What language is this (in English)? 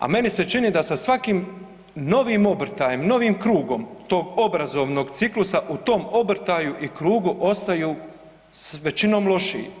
Croatian